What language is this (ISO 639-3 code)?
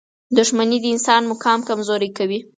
pus